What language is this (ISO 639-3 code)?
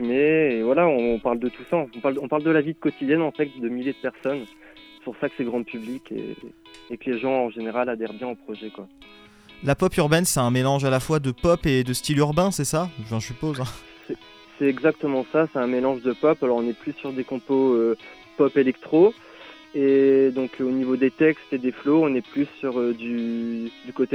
fra